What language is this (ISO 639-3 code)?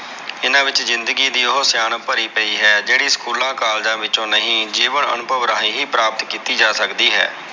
pan